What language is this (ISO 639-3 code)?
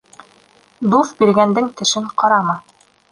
bak